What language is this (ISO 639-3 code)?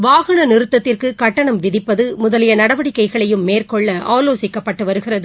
tam